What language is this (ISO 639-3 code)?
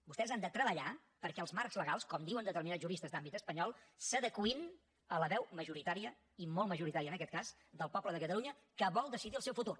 cat